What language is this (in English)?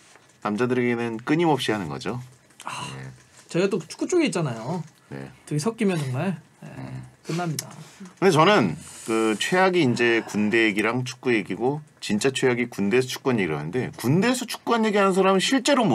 Korean